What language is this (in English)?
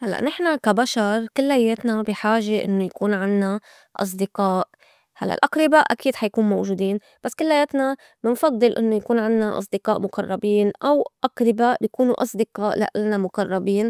North Levantine Arabic